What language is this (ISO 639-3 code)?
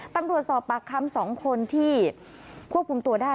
tha